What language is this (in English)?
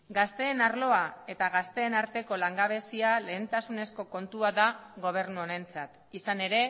Basque